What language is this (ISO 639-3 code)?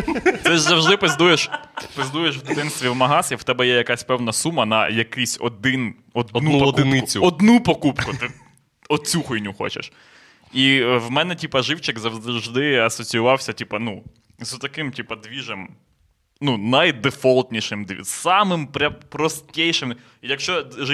ukr